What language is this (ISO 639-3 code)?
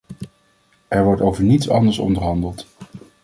nld